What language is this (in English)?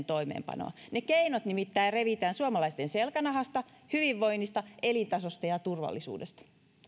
Finnish